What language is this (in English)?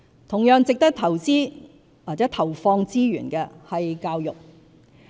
Cantonese